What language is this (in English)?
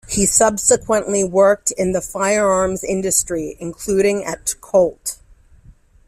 English